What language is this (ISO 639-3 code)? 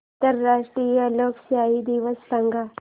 mar